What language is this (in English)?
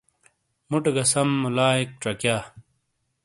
Shina